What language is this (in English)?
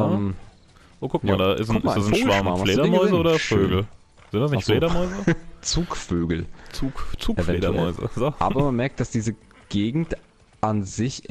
German